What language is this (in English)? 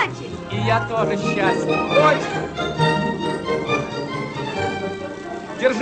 Russian